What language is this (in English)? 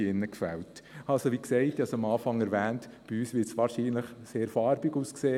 Swiss German